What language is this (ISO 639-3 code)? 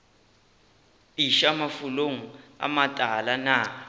nso